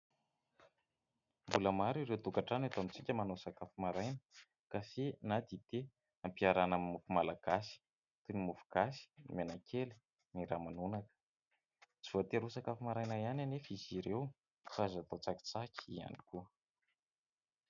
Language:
Malagasy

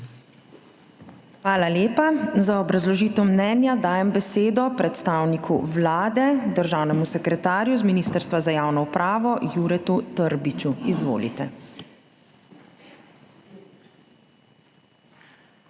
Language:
Slovenian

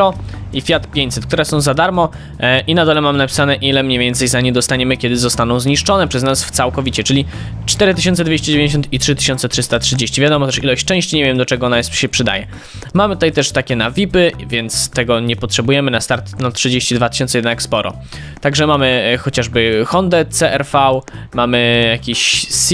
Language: Polish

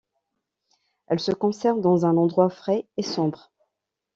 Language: French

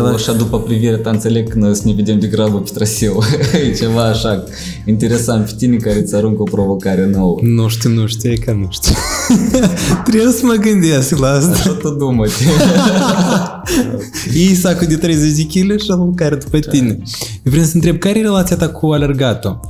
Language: Romanian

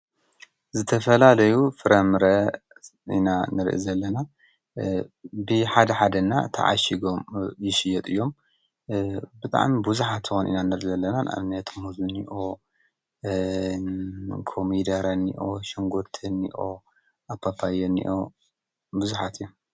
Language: Tigrinya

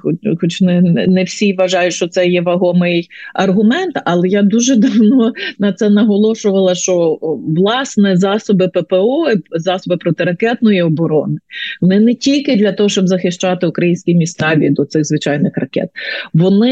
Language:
Ukrainian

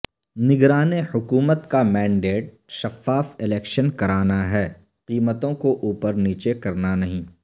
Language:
Urdu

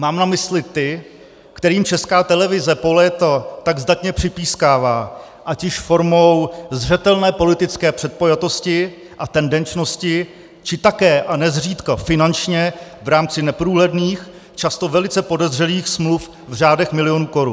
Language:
Czech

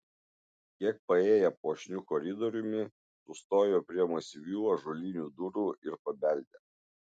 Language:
Lithuanian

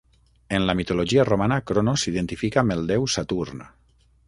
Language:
Catalan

